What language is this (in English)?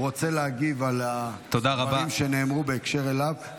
Hebrew